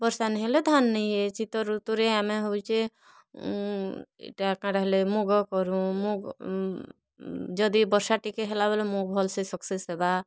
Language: Odia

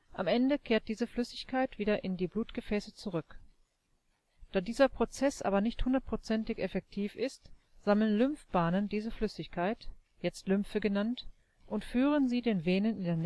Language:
German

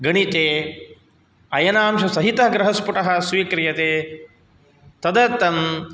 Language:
Sanskrit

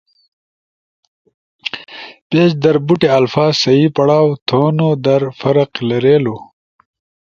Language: Ushojo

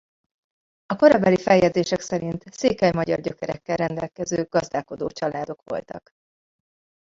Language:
Hungarian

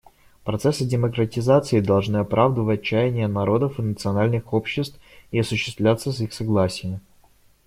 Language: Russian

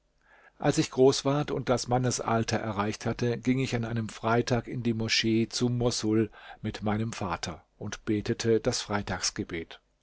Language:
German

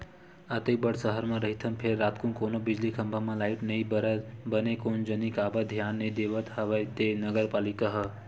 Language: Chhattisgarhi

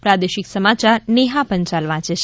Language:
Gujarati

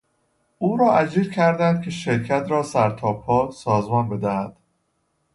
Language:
Persian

